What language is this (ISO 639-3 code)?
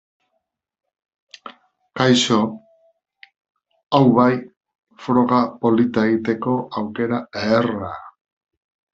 eus